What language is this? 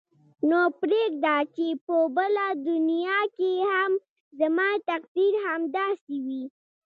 Pashto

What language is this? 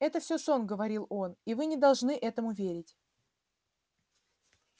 Russian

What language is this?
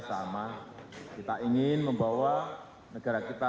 Indonesian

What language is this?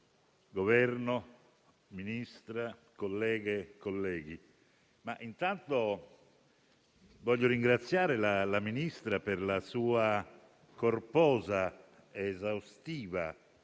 Italian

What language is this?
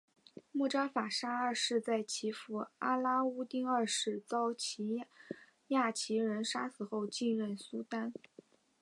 Chinese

